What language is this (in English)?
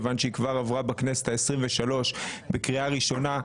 Hebrew